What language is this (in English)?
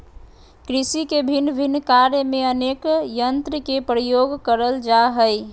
Magahi